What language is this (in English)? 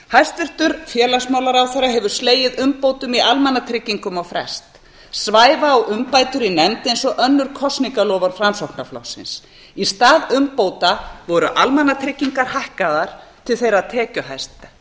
Icelandic